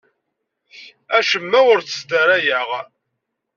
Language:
Kabyle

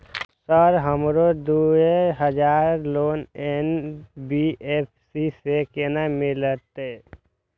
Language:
Maithili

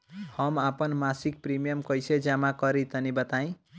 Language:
Bhojpuri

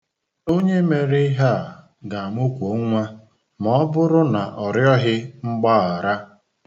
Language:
Igbo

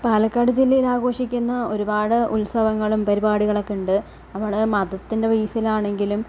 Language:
Malayalam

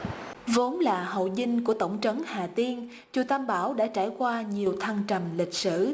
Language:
Vietnamese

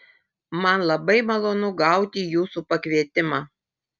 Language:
Lithuanian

